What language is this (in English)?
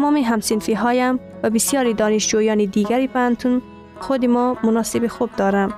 Persian